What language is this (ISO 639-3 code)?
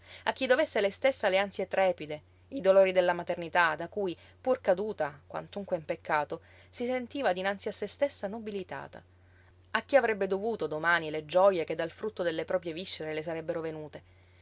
ita